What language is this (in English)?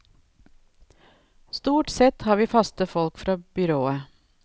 Norwegian